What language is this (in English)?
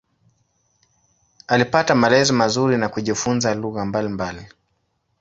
Swahili